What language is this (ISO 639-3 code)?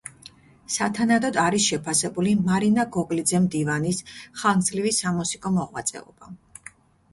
kat